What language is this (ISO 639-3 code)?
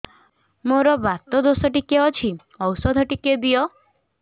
ori